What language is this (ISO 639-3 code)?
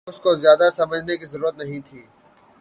urd